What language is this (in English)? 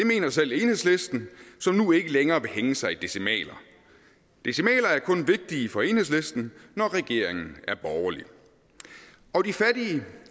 Danish